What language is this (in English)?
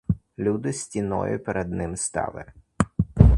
Ukrainian